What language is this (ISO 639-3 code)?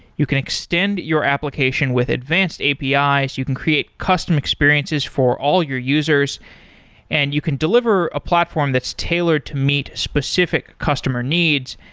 eng